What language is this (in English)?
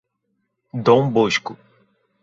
Portuguese